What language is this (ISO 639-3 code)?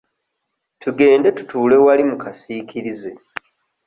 lug